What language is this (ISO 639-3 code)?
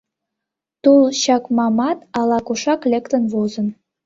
chm